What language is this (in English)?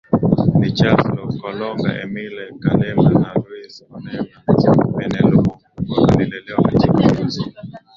Swahili